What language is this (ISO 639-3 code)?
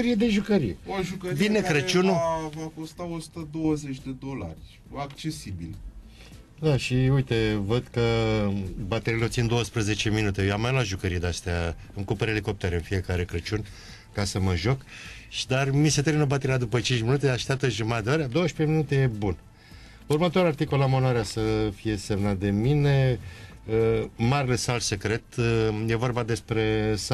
ron